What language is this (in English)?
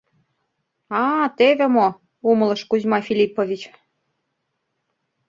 Mari